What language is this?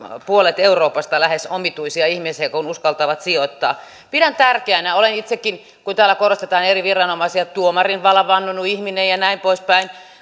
Finnish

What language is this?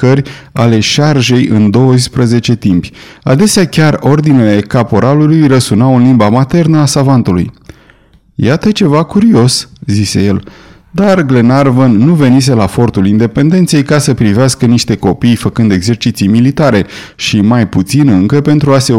Romanian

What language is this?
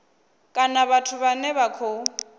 Venda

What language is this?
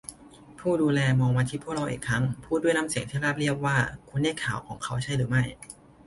Thai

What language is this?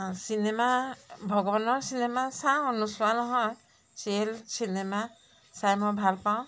Assamese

